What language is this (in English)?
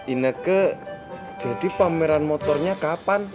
Indonesian